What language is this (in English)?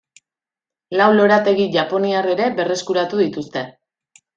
Basque